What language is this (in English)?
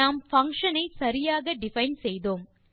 Tamil